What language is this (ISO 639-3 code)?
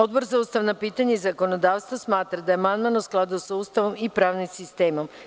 srp